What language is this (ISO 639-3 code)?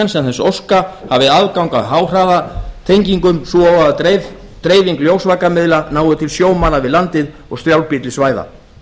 isl